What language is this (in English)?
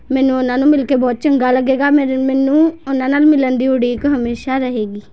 Punjabi